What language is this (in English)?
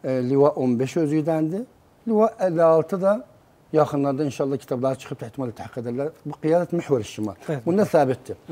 Turkish